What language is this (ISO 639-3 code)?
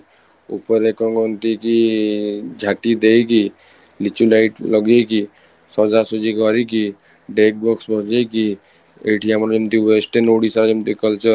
ori